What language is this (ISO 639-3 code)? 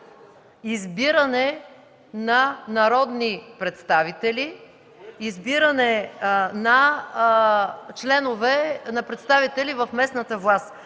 bul